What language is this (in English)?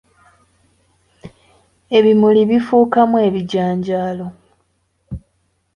Ganda